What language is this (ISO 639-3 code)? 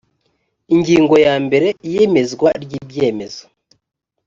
kin